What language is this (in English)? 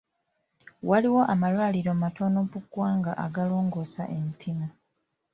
Ganda